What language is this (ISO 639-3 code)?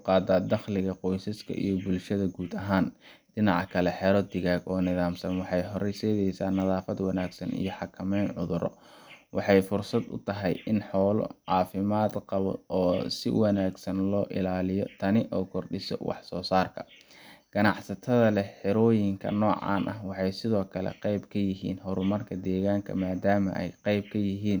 som